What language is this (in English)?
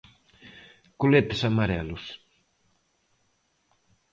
Galician